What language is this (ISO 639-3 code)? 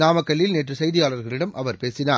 tam